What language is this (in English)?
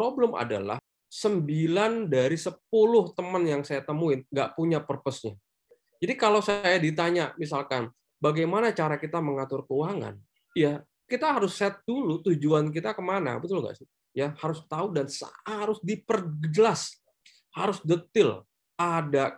Indonesian